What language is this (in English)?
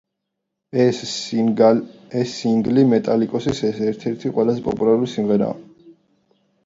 Georgian